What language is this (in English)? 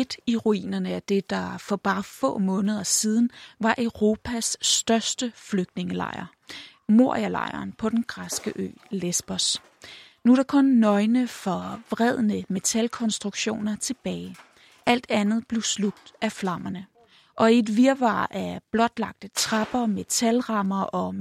Danish